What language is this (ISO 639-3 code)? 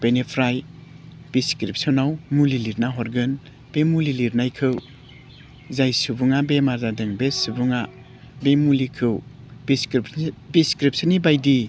brx